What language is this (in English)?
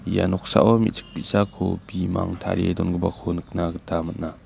Garo